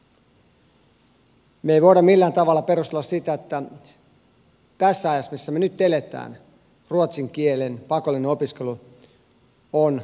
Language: Finnish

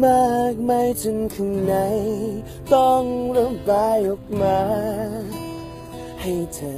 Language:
Thai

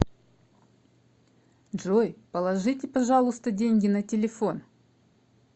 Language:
Russian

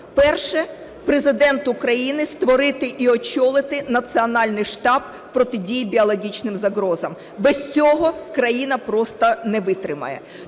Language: Ukrainian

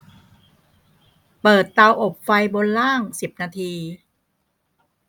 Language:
Thai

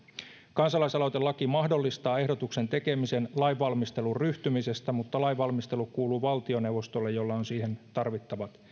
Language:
Finnish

